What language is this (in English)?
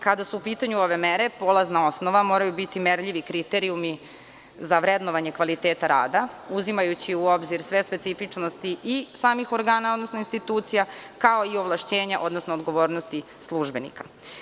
Serbian